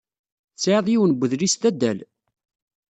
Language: Kabyle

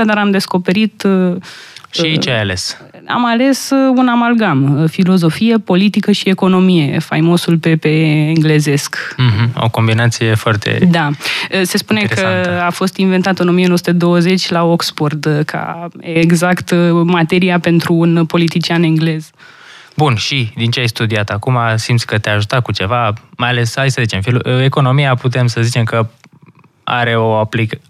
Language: Romanian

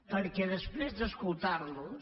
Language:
Catalan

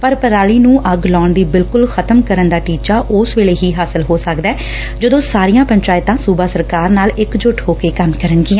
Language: Punjabi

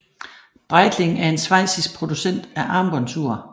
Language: Danish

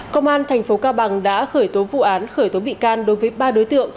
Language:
Vietnamese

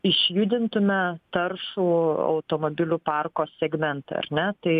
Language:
Lithuanian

